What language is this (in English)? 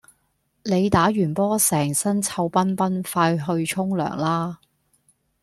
Cantonese